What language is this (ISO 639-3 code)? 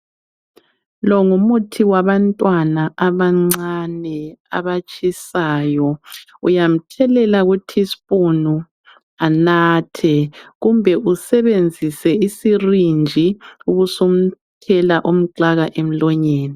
nde